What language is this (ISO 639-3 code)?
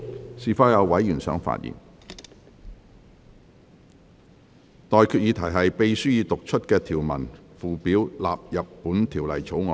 yue